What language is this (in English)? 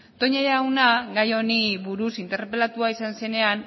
Basque